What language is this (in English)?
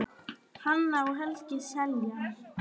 Icelandic